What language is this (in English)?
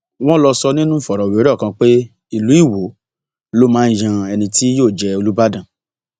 Yoruba